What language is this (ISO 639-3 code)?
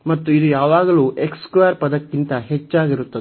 kan